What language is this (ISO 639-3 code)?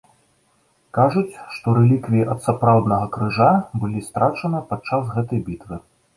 bel